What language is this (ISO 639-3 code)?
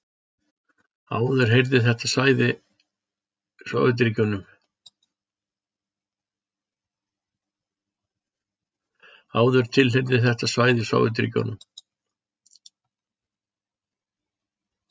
isl